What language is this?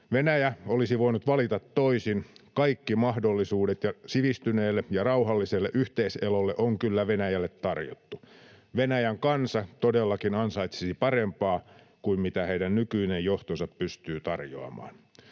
Finnish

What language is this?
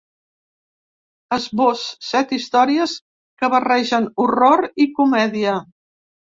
Catalan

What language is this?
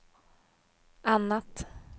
Swedish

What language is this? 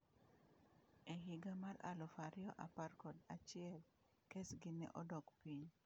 Luo (Kenya and Tanzania)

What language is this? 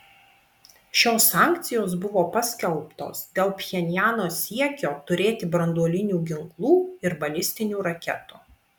Lithuanian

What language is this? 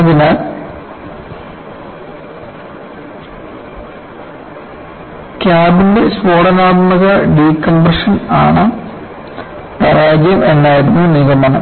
Malayalam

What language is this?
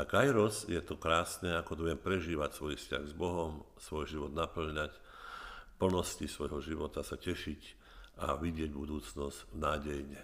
Slovak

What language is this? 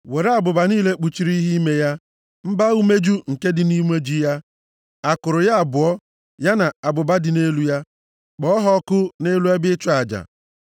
Igbo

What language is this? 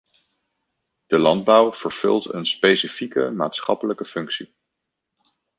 Dutch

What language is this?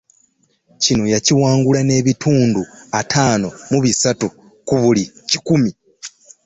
Ganda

